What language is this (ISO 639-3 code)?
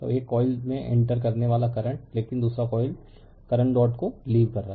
hin